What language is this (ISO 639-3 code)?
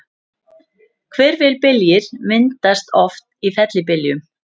isl